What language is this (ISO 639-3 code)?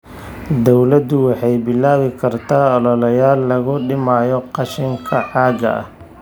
som